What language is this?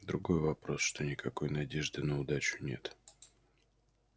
Russian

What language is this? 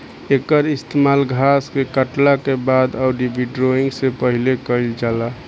Bhojpuri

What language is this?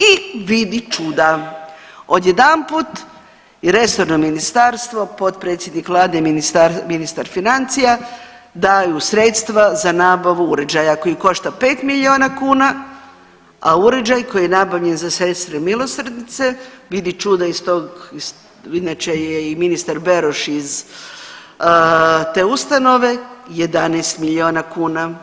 Croatian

